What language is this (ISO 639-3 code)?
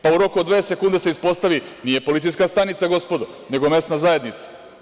srp